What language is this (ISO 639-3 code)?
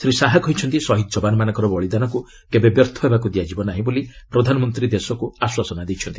ori